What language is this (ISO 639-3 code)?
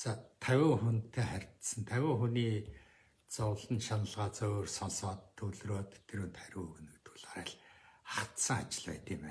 tur